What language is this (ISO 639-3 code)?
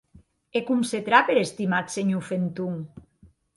oci